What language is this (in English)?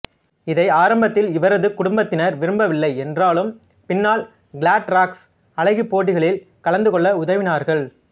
Tamil